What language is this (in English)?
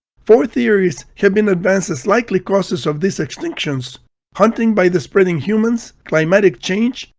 English